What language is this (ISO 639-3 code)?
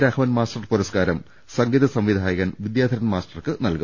mal